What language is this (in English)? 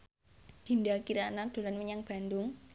Javanese